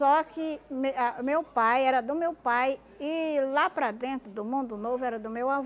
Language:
Portuguese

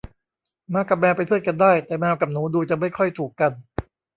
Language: Thai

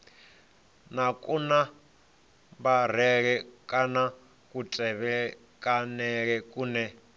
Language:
Venda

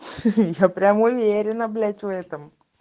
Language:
Russian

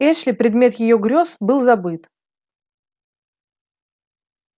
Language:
Russian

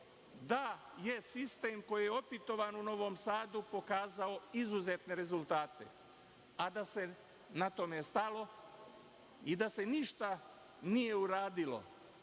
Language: Serbian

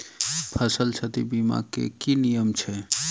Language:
Maithili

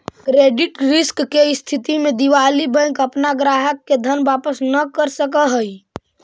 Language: Magahi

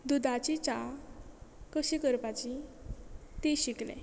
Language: Konkani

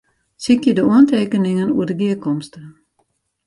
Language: Western Frisian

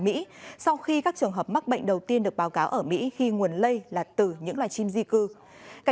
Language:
Vietnamese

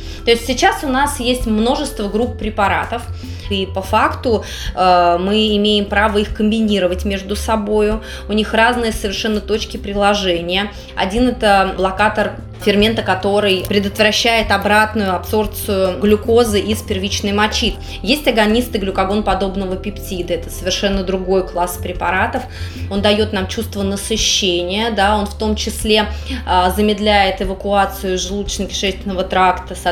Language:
Russian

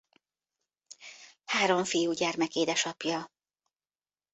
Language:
Hungarian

